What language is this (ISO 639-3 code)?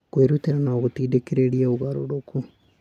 kik